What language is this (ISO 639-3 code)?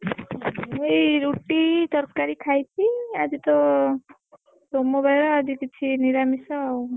ori